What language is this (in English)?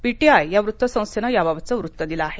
Marathi